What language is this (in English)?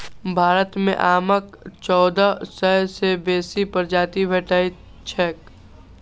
Maithili